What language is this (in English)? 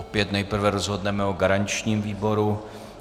Czech